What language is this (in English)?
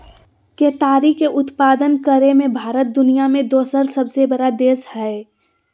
Magahi